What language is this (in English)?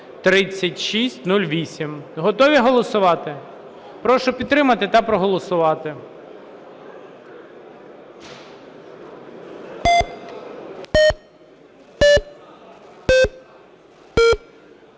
Ukrainian